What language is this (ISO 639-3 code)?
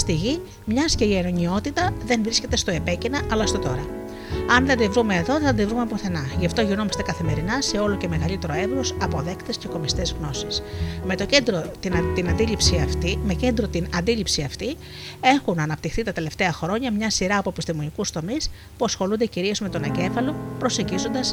ell